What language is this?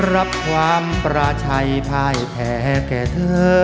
Thai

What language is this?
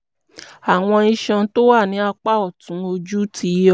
Yoruba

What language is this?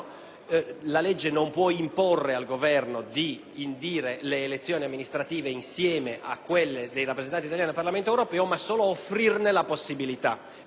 Italian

